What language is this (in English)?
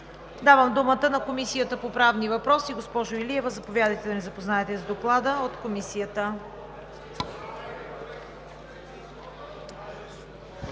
Bulgarian